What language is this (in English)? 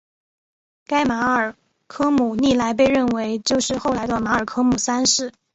Chinese